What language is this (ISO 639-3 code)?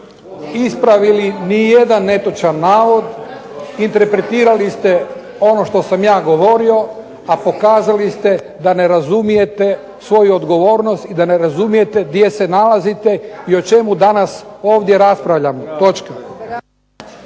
hrv